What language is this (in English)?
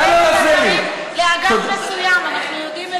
Hebrew